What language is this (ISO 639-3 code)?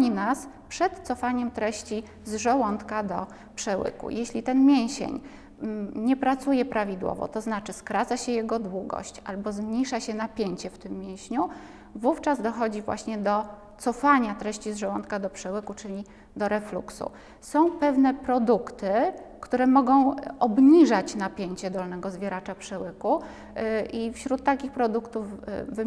pol